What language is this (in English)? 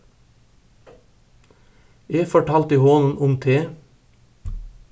Faroese